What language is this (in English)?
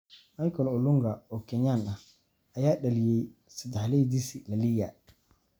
Somali